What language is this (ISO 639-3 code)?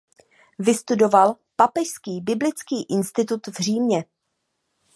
ces